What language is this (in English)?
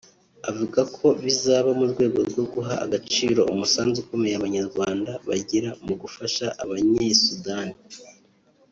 Kinyarwanda